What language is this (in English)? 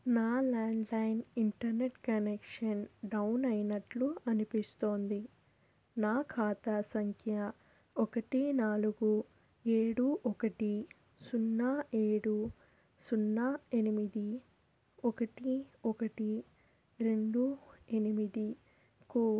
Telugu